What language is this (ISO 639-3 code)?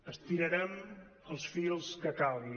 cat